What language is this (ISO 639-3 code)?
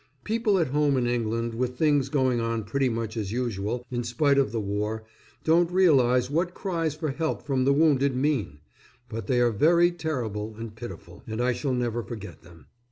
eng